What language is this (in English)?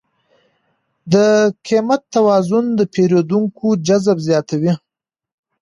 Pashto